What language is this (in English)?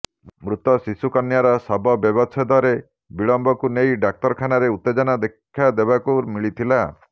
Odia